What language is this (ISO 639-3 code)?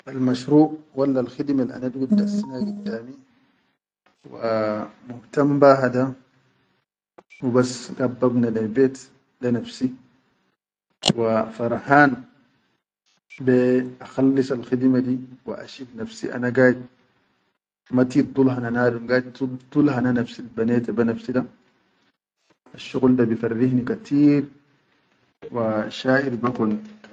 shu